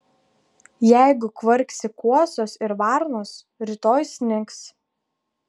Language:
Lithuanian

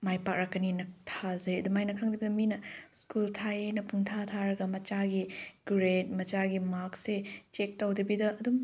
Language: Manipuri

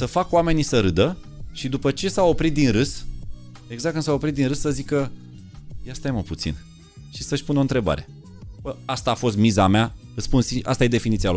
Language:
Romanian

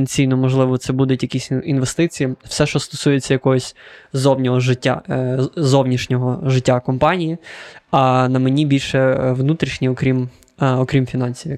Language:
Ukrainian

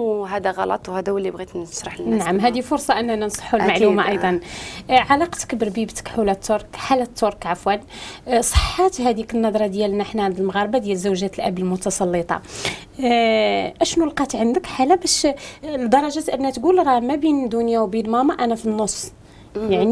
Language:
Arabic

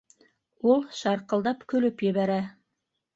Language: Bashkir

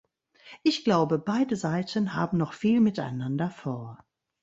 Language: German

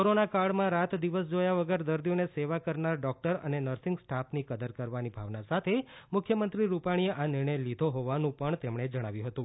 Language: Gujarati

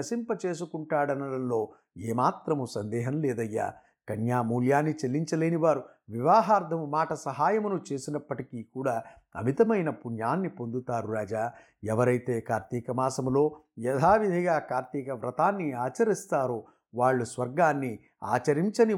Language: Telugu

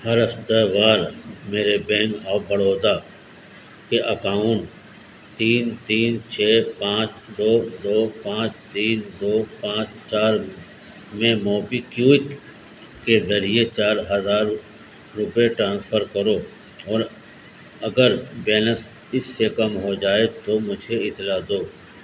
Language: Urdu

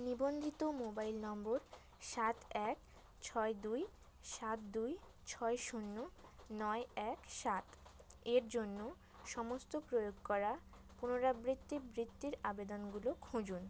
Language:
Bangla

